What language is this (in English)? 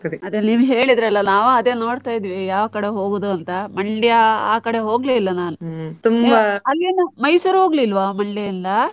Kannada